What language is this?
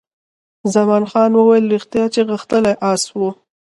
Pashto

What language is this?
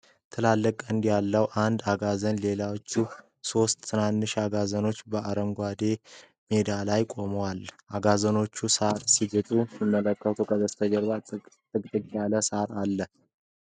Amharic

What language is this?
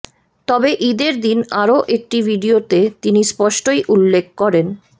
Bangla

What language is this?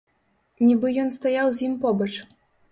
Belarusian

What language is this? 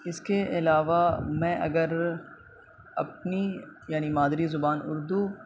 Urdu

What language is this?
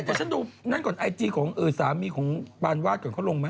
Thai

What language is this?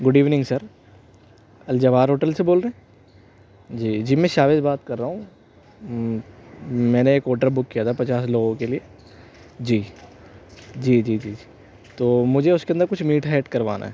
Urdu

